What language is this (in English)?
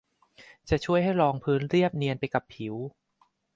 Thai